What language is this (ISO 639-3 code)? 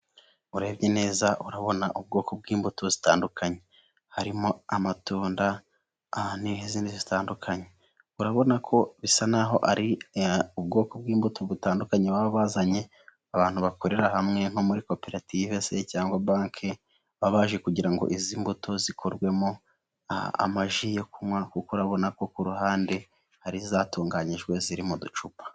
kin